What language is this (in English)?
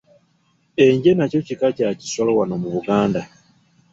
Ganda